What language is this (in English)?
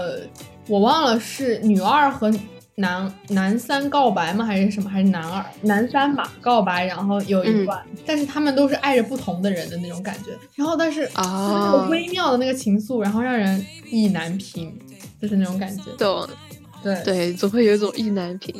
Chinese